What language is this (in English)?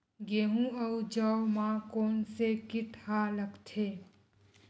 Chhattisgarhi